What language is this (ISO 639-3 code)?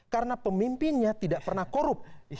ind